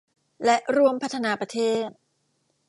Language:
Thai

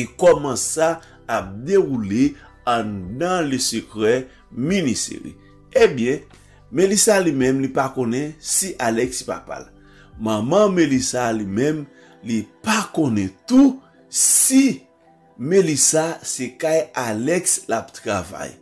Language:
French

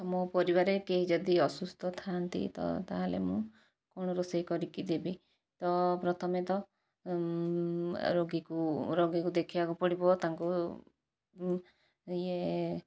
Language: Odia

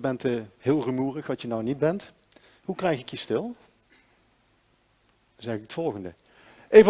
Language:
Dutch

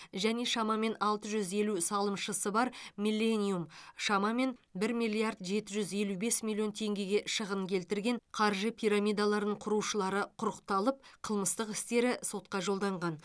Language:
Kazakh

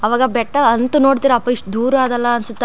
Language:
Kannada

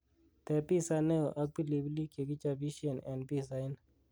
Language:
Kalenjin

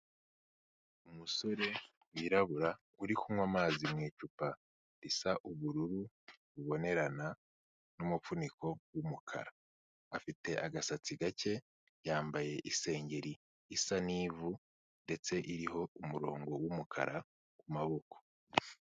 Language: Kinyarwanda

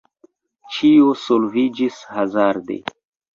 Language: Esperanto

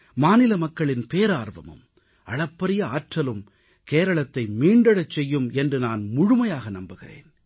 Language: Tamil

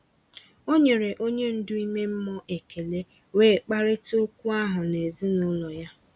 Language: Igbo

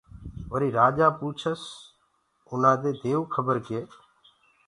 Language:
Gurgula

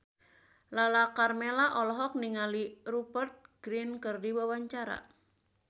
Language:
Sundanese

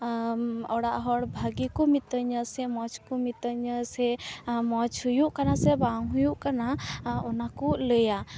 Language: Santali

